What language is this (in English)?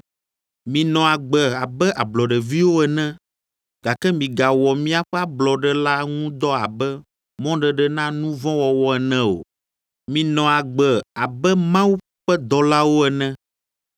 Ewe